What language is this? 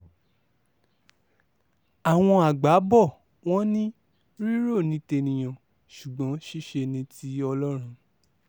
Yoruba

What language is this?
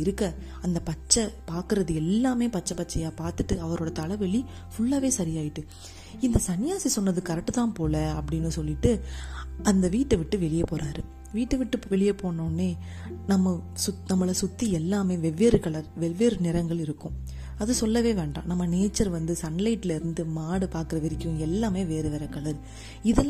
Tamil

